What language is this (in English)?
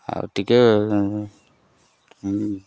Odia